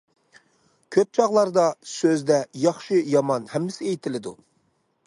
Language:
Uyghur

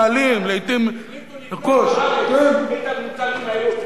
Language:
Hebrew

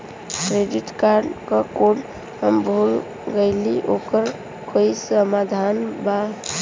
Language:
Bhojpuri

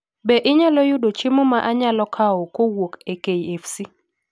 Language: Luo (Kenya and Tanzania)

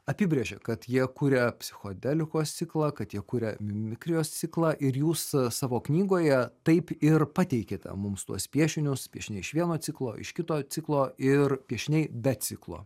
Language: Lithuanian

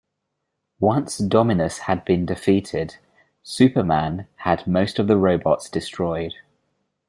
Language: English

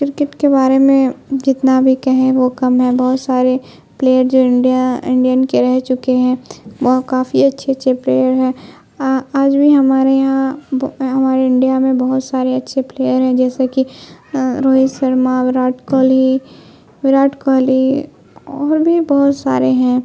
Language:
Urdu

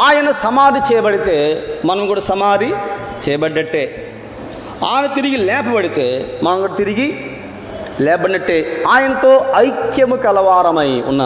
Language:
Telugu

